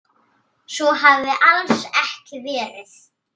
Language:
Icelandic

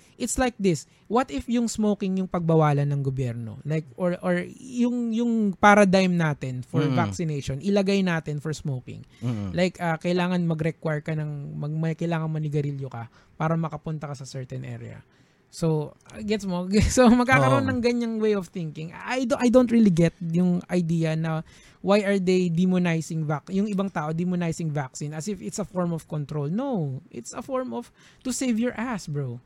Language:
Filipino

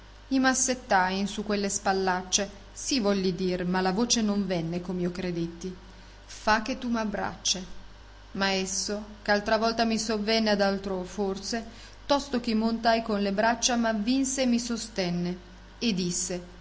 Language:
Italian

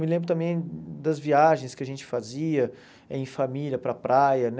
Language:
Portuguese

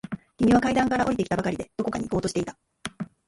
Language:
Japanese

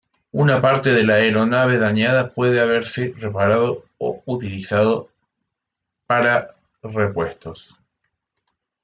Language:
Spanish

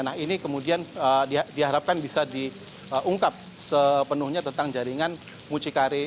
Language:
Indonesian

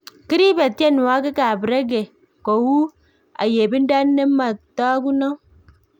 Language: Kalenjin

